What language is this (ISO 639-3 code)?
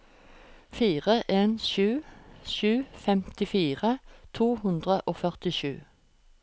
nor